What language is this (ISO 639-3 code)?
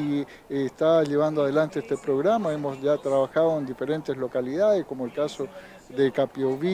spa